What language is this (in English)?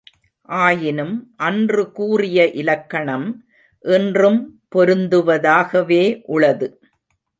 Tamil